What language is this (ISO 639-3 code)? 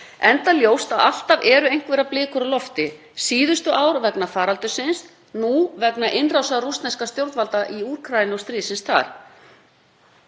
isl